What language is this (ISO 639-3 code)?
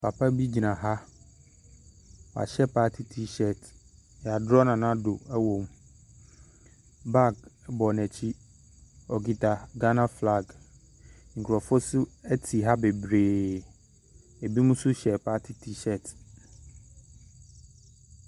aka